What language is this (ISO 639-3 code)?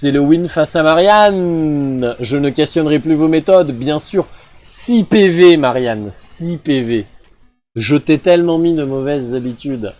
fra